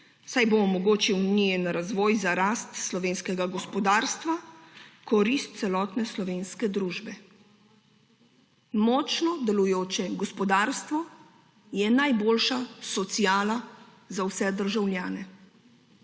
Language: Slovenian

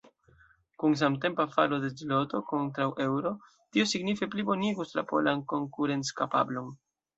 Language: Esperanto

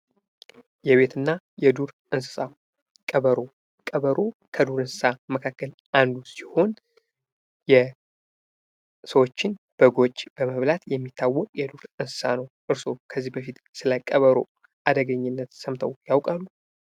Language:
Amharic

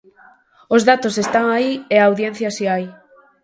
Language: Galician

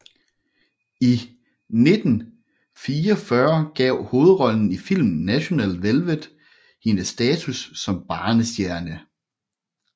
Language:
Danish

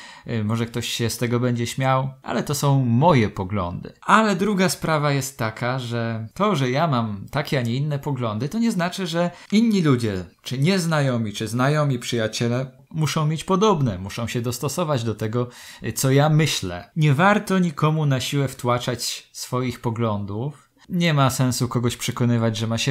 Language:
Polish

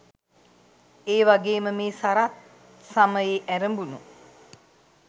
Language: Sinhala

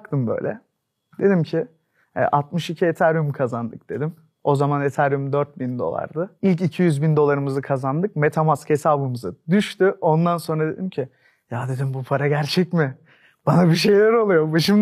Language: Turkish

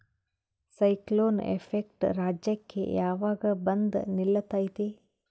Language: Kannada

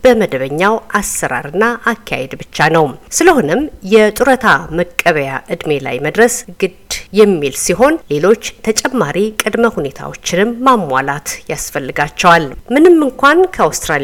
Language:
Amharic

